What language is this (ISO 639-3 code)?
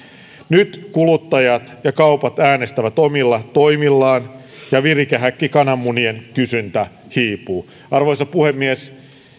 fin